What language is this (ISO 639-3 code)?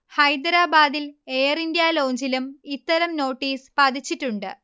mal